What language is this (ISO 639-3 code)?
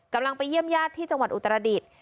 tha